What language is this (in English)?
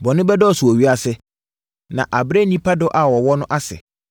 Akan